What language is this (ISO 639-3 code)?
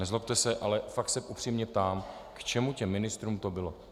ces